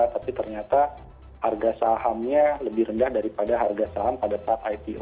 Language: Indonesian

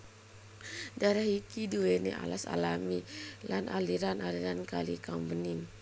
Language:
Javanese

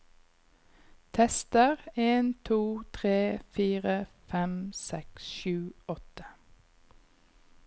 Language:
Norwegian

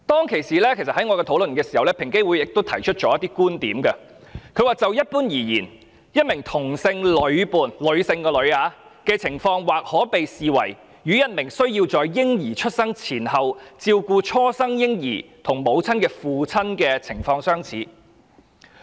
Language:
Cantonese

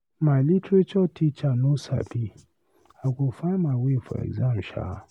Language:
Nigerian Pidgin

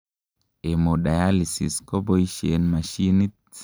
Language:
Kalenjin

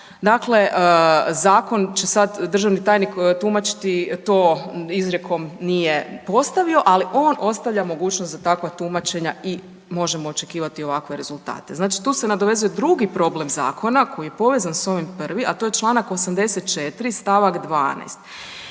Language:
Croatian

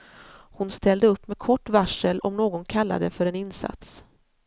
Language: Swedish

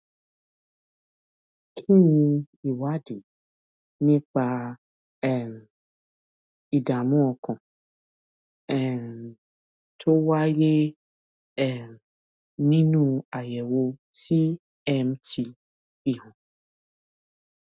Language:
Yoruba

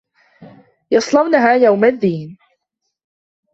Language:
Arabic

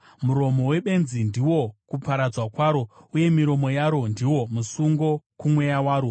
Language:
Shona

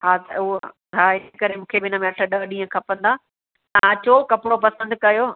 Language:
Sindhi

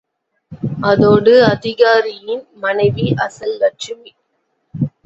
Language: Tamil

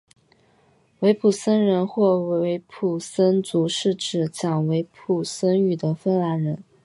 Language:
Chinese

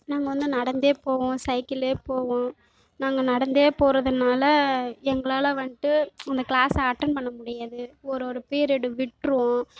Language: Tamil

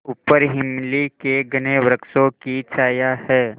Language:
Hindi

